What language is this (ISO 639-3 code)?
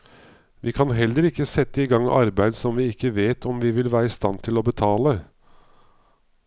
nor